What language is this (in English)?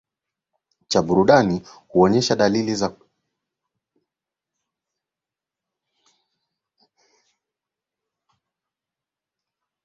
Swahili